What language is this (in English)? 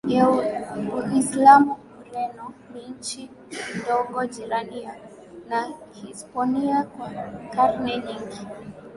Swahili